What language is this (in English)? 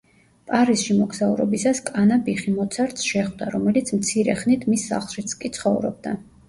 Georgian